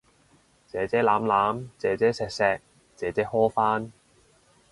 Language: Cantonese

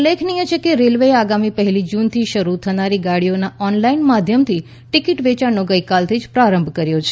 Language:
Gujarati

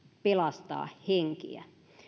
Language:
Finnish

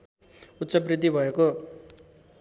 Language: Nepali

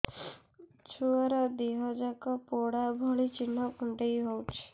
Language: Odia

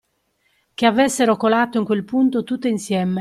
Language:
Italian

